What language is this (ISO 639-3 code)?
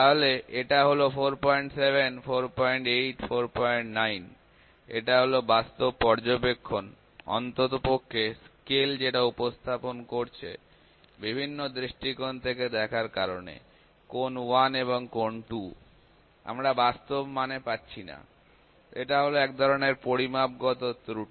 ben